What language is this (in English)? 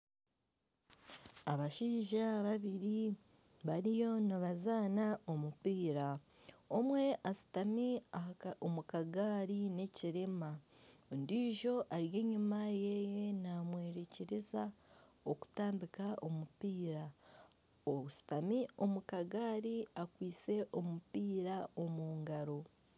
Nyankole